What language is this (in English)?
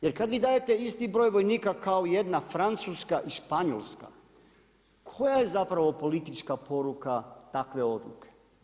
Croatian